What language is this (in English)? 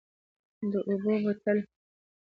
Pashto